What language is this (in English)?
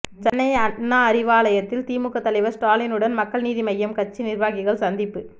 Tamil